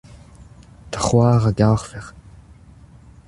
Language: Breton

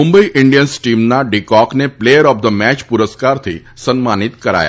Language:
Gujarati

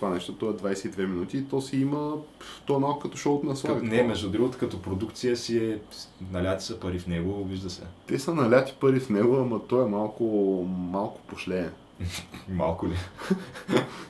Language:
Bulgarian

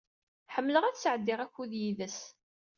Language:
Kabyle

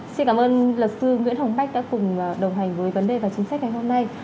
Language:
Vietnamese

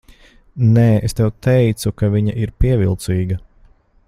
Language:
Latvian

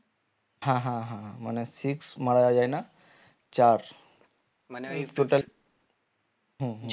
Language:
Bangla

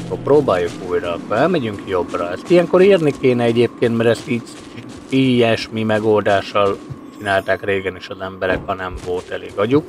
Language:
Hungarian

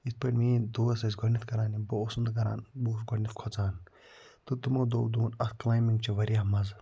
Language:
Kashmiri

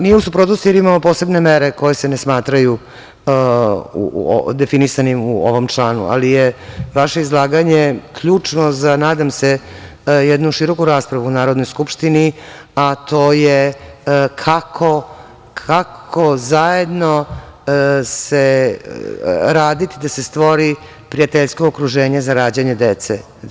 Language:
Serbian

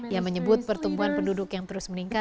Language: Indonesian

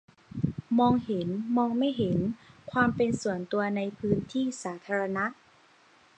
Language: Thai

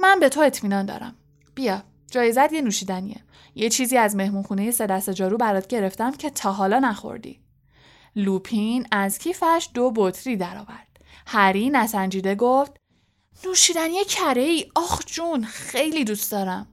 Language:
Persian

